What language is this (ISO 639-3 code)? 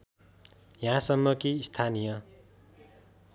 nep